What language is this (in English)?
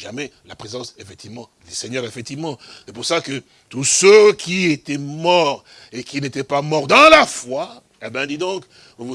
French